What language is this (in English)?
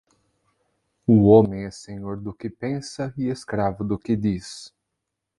Portuguese